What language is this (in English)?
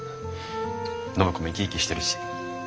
Japanese